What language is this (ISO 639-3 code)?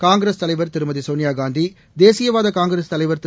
tam